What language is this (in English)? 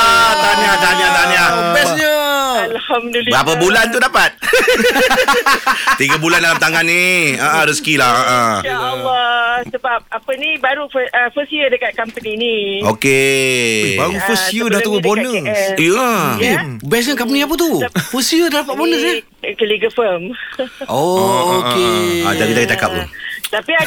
Malay